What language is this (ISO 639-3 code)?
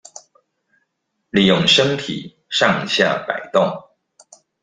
zho